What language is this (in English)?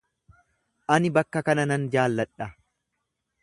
Oromo